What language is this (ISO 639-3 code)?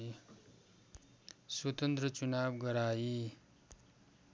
nep